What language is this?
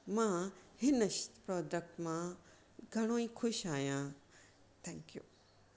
Sindhi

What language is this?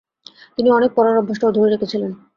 Bangla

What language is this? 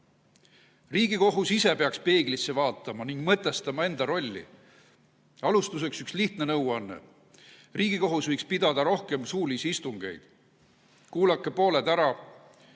Estonian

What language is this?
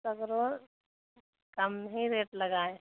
Hindi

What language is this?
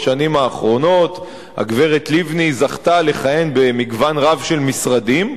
Hebrew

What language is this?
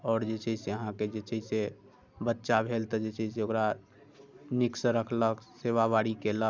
Maithili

